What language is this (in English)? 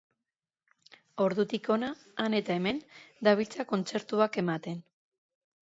Basque